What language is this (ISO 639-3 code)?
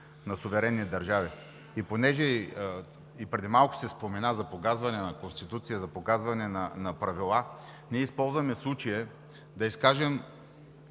bul